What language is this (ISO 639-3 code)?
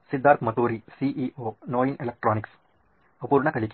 kan